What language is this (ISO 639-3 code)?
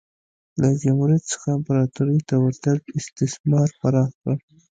pus